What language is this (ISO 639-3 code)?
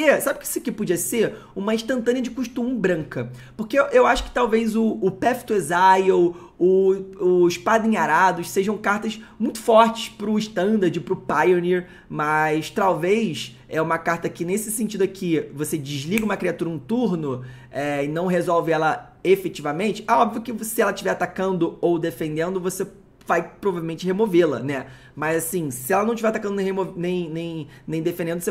por